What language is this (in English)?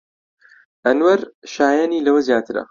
Central Kurdish